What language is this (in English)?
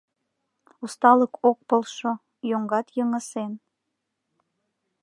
Mari